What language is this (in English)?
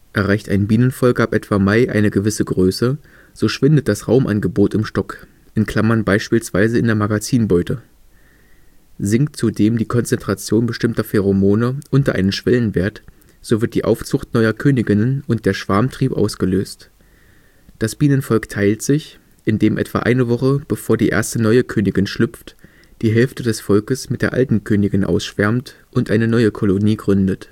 German